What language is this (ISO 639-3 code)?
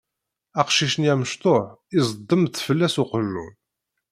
kab